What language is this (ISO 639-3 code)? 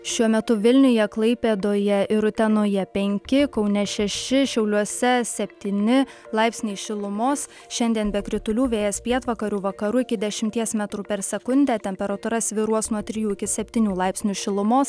lit